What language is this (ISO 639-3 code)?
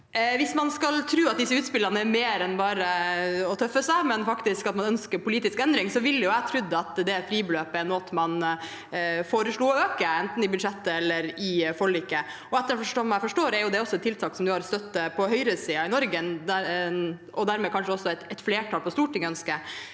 nor